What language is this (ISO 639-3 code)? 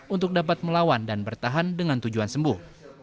ind